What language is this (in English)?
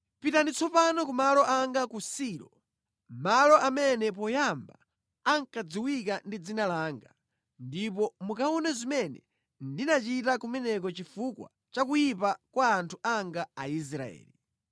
Nyanja